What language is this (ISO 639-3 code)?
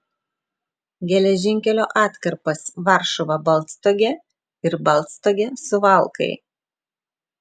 lit